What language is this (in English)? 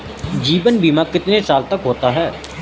Hindi